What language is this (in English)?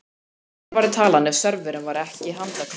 Icelandic